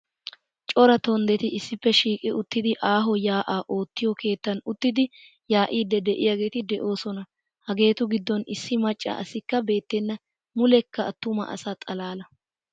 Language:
Wolaytta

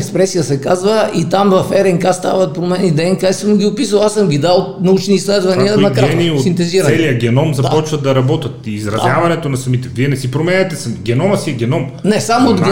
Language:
Bulgarian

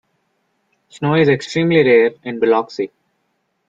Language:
English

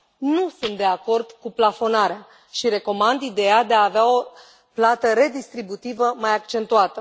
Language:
Romanian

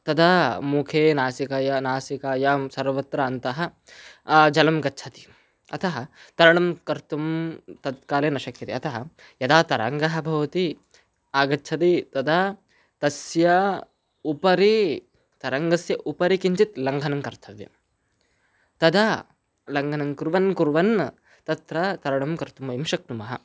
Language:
Sanskrit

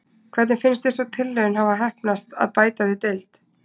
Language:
Icelandic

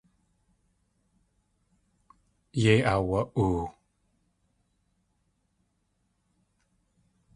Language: Tlingit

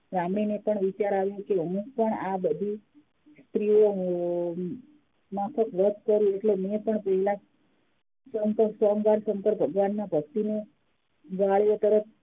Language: Gujarati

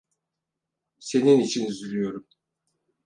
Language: Turkish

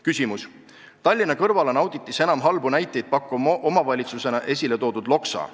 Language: Estonian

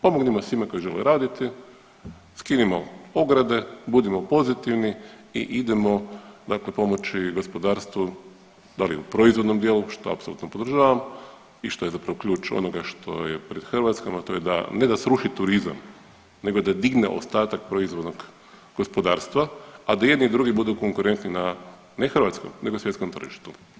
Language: Croatian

